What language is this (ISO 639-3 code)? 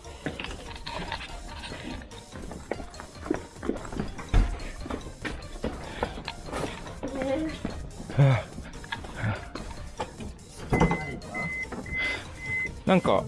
jpn